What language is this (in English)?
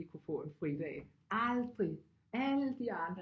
Danish